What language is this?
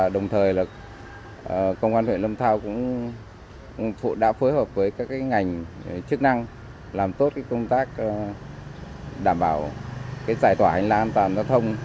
Vietnamese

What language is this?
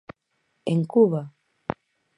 Galician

